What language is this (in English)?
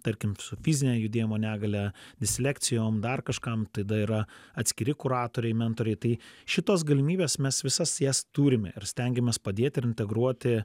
Lithuanian